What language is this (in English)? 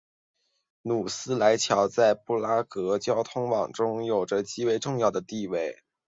Chinese